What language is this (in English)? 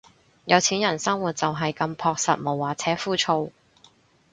Cantonese